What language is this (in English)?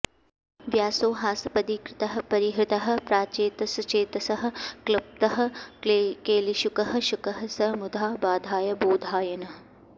Sanskrit